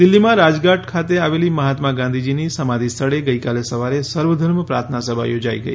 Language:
Gujarati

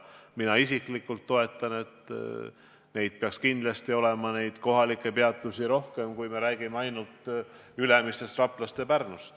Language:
Estonian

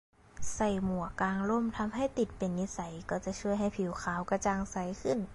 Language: Thai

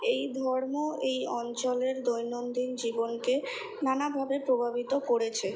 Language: Bangla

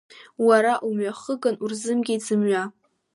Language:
Abkhazian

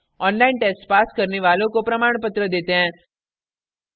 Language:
Hindi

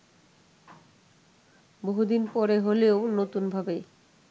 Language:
Bangla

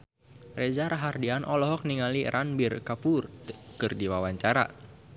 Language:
Sundanese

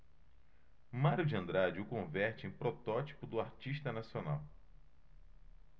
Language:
Portuguese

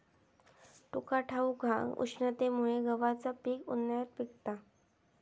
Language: Marathi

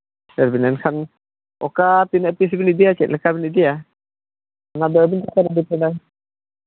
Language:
Santali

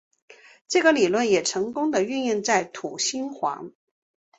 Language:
Chinese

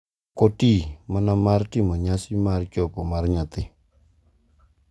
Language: Luo (Kenya and Tanzania)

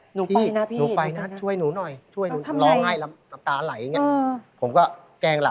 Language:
Thai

